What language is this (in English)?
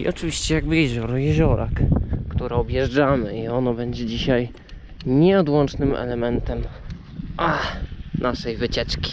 Polish